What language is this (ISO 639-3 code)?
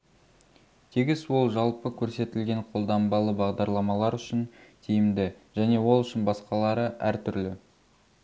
kaz